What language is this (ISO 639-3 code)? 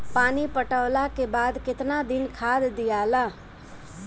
bho